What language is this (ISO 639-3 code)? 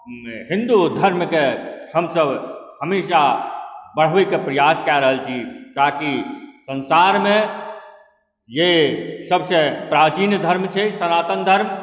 mai